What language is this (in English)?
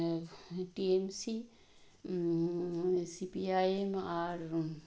Bangla